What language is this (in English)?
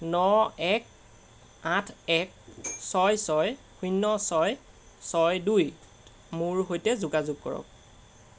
Assamese